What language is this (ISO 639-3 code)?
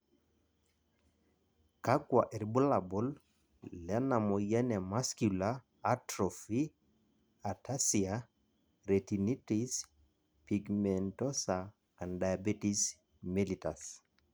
mas